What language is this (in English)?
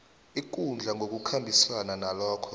South Ndebele